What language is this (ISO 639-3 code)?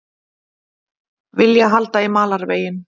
isl